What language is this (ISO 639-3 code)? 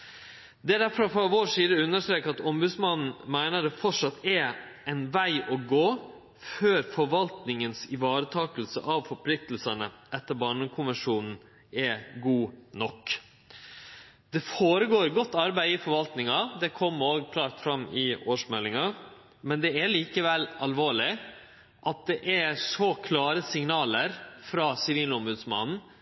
nno